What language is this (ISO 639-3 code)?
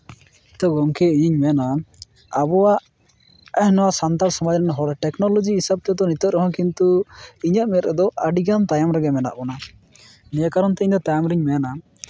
sat